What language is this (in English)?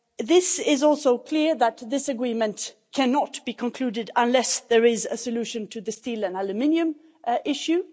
English